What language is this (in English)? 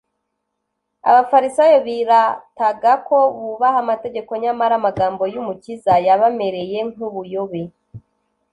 Kinyarwanda